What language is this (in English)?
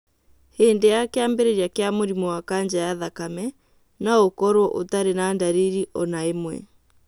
Kikuyu